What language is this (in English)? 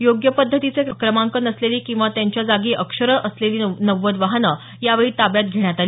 Marathi